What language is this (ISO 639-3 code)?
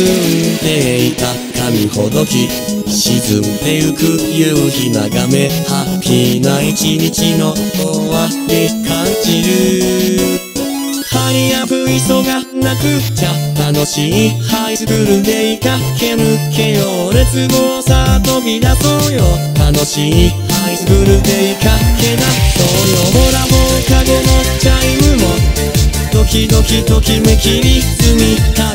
jpn